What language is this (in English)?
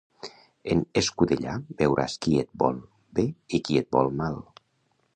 Catalan